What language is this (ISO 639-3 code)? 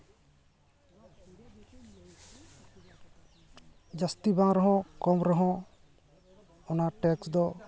sat